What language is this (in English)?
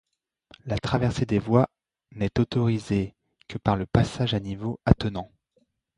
French